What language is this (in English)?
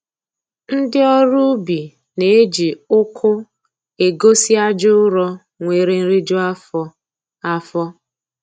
Igbo